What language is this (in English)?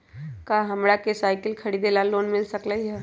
Magahi